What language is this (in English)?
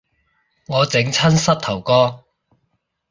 Cantonese